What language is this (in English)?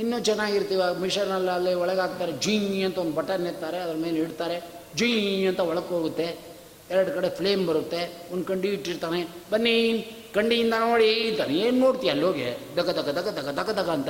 Kannada